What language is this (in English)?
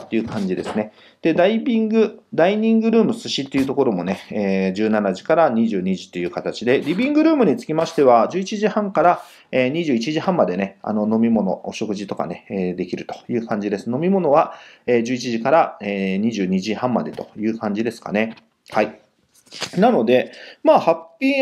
Japanese